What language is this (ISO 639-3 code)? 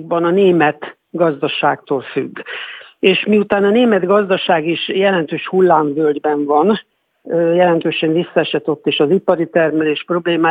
hun